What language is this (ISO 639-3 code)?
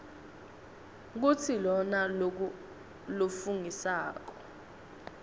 ssw